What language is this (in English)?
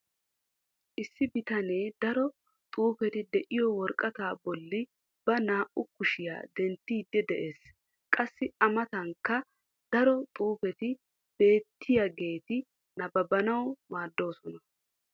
Wolaytta